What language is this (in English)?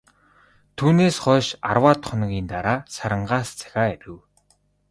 Mongolian